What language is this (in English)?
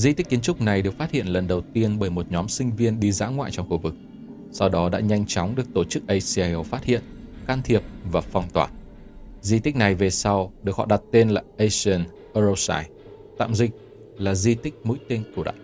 Vietnamese